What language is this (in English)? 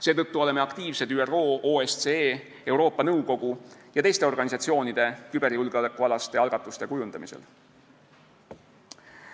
Estonian